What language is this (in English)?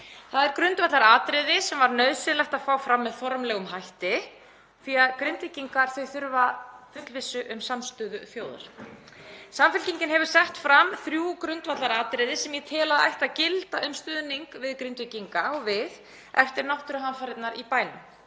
Icelandic